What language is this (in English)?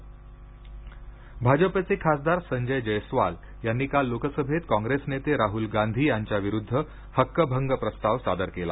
Marathi